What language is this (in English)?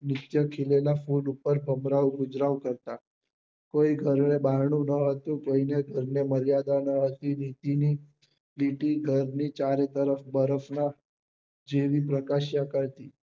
Gujarati